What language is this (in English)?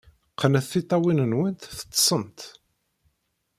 Kabyle